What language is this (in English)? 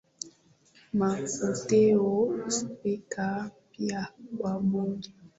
Swahili